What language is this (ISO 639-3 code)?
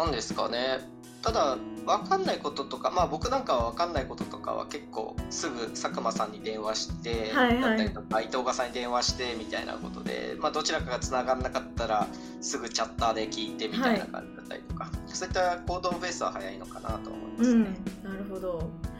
jpn